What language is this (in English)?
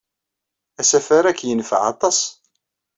Kabyle